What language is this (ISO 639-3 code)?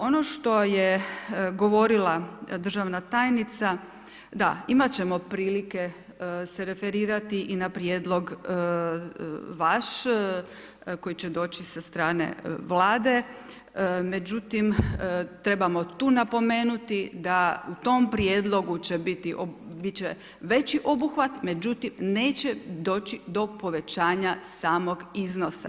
hrv